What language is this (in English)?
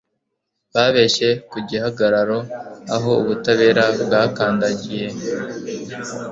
Kinyarwanda